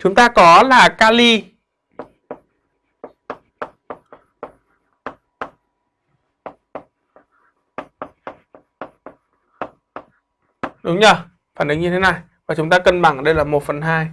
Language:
Vietnamese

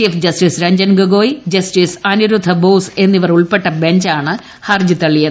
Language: Malayalam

